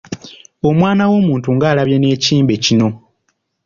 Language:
Ganda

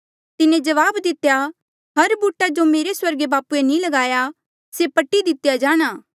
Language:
Mandeali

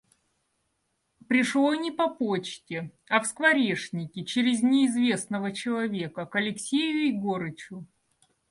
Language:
Russian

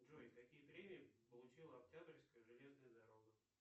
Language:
Russian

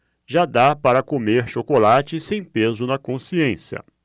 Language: Portuguese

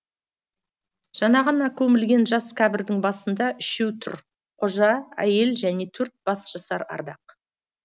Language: Kazakh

